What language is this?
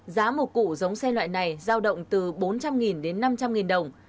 Vietnamese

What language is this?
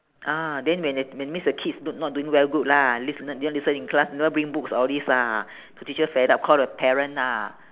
English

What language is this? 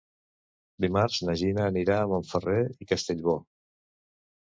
Catalan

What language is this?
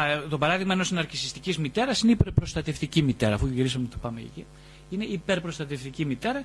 Greek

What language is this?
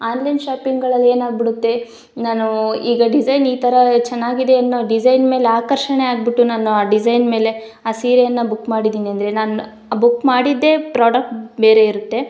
Kannada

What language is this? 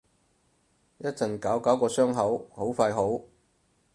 Cantonese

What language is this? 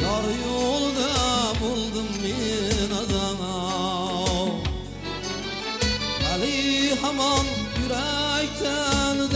Turkish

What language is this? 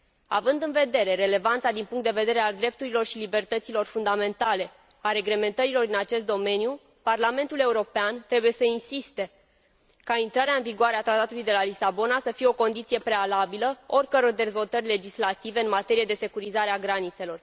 Romanian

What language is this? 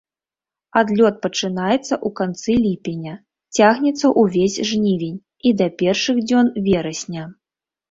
Belarusian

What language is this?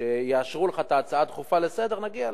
Hebrew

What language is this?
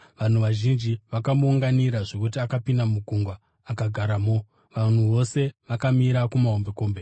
Shona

